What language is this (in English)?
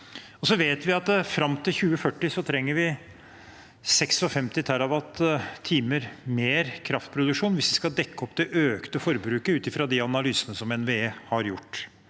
Norwegian